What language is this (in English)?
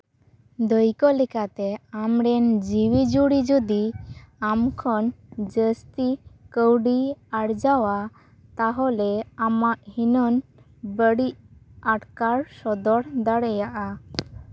Santali